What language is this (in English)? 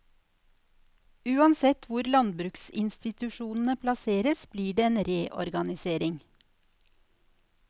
Norwegian